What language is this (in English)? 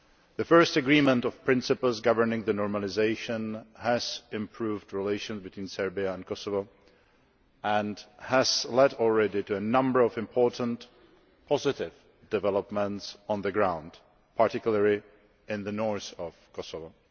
English